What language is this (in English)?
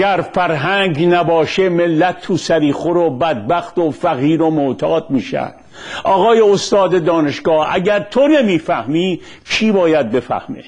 Persian